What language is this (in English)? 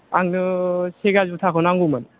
Bodo